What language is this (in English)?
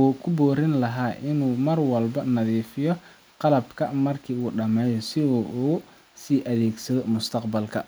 Somali